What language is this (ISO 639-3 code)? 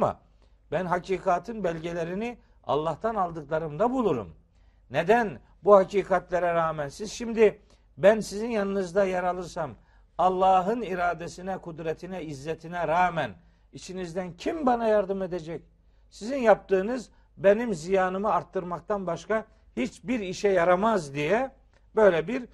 tur